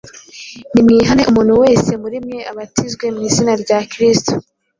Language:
Kinyarwanda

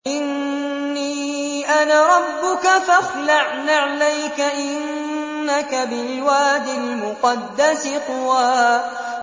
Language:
Arabic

